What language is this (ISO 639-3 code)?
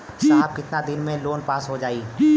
bho